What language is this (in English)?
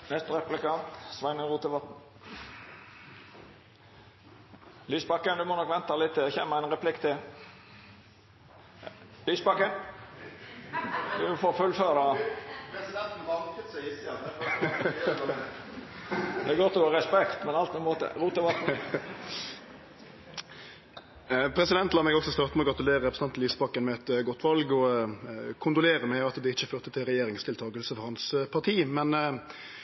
Norwegian Nynorsk